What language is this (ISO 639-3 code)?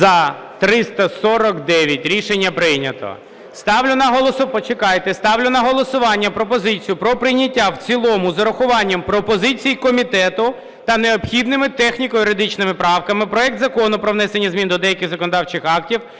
ukr